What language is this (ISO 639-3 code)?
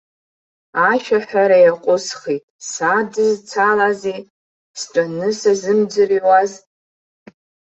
abk